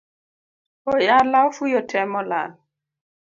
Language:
Luo (Kenya and Tanzania)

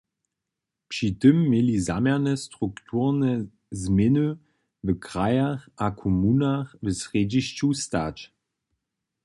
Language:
Upper Sorbian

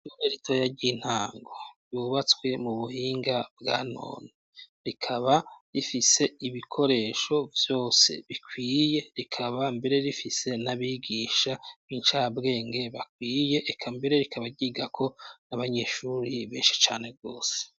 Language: Rundi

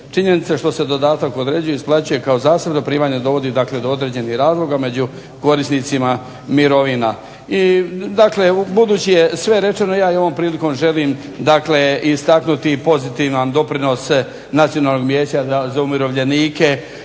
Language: Croatian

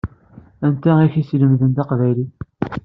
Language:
Kabyle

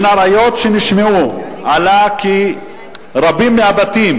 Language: Hebrew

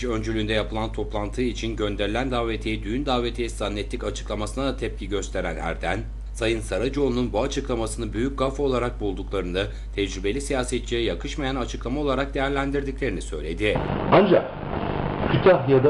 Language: Turkish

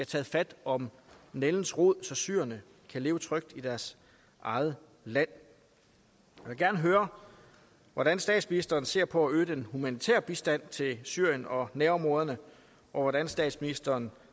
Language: Danish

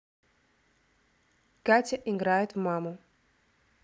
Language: Russian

